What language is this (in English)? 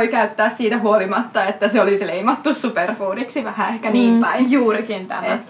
Finnish